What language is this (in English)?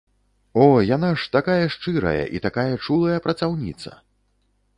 Belarusian